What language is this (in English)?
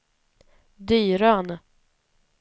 Swedish